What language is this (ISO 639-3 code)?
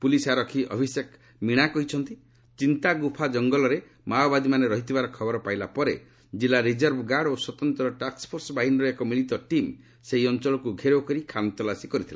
ori